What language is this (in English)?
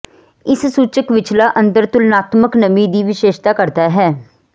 Punjabi